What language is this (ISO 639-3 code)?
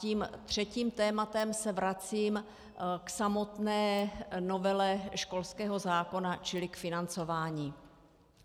ces